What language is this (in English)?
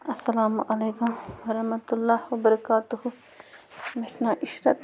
Kashmiri